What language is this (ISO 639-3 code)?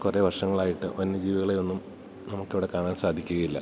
mal